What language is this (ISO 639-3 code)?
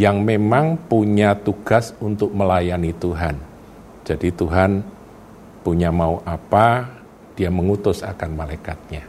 ind